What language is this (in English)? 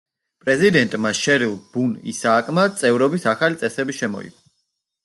Georgian